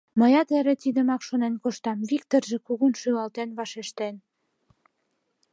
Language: Mari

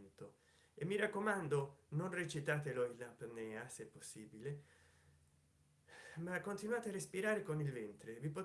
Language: Italian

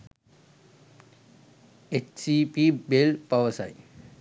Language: Sinhala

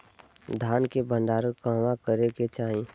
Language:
Bhojpuri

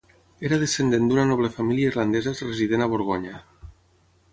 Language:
Catalan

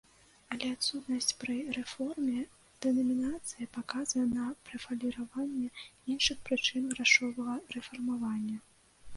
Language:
Belarusian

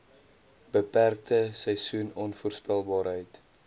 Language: Afrikaans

